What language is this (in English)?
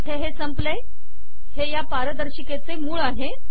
Marathi